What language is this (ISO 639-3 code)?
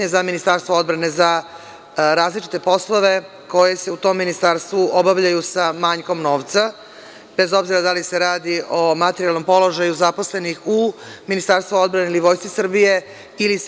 srp